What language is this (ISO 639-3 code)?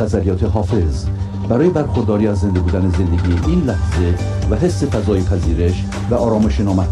fas